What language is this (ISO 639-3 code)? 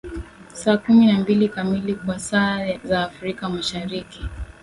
swa